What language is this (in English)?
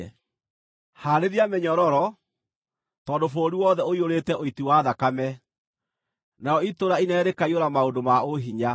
Kikuyu